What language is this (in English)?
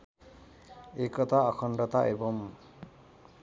Nepali